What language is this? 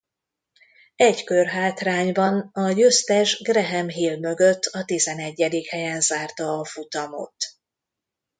Hungarian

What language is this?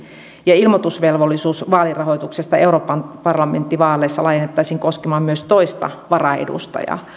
Finnish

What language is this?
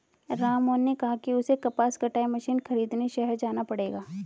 Hindi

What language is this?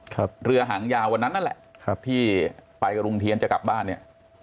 Thai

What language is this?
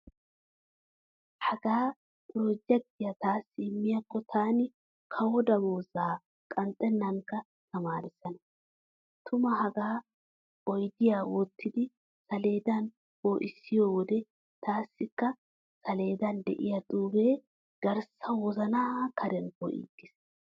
Wolaytta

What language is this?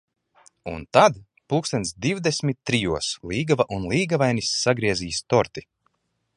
Latvian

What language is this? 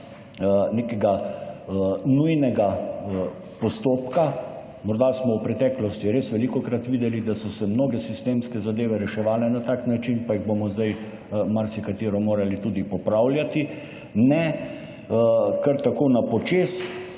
Slovenian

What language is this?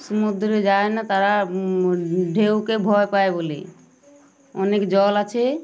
Bangla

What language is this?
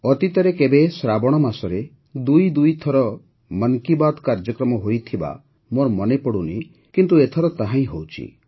Odia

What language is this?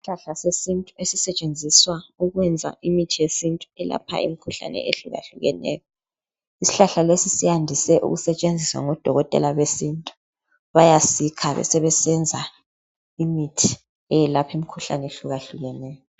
North Ndebele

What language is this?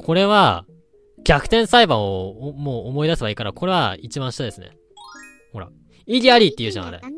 Japanese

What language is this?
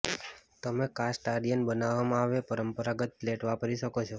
Gujarati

